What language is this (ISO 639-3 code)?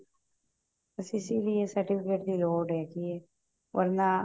pan